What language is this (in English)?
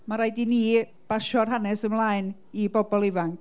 Welsh